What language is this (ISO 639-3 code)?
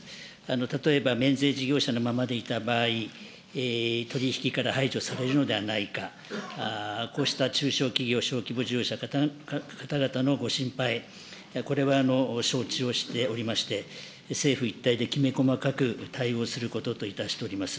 jpn